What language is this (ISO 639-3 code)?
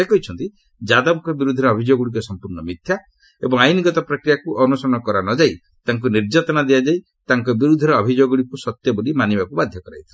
ori